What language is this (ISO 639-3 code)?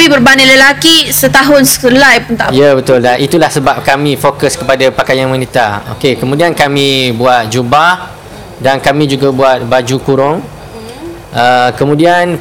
msa